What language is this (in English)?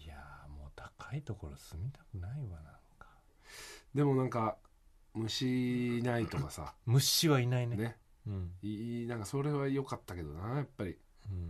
Japanese